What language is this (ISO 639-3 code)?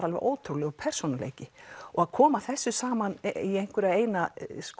isl